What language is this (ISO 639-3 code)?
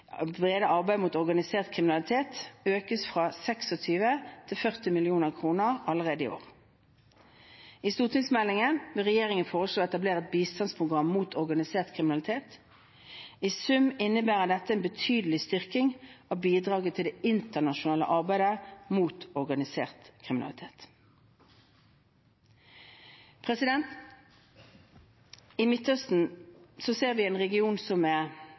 nob